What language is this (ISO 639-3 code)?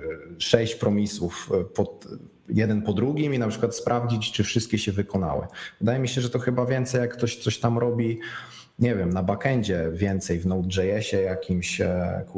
pol